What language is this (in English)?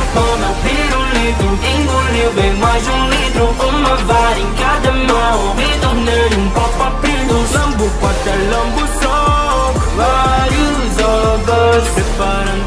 Thai